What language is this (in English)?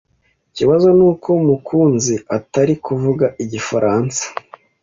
Kinyarwanda